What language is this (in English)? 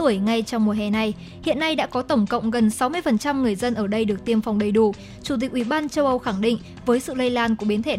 Vietnamese